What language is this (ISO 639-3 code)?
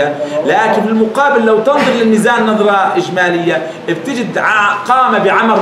ara